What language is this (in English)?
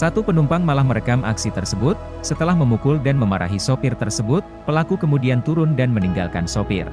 Indonesian